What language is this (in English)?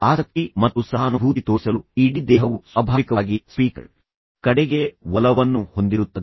Kannada